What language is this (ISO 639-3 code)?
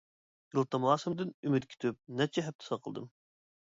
uig